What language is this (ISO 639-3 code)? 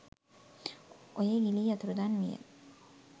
sin